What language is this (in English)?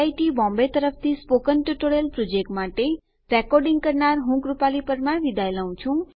Gujarati